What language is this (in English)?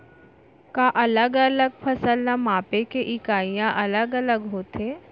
Chhattisgarhi